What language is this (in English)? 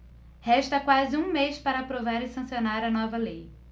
Portuguese